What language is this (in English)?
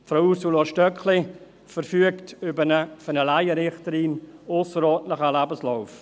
Swiss German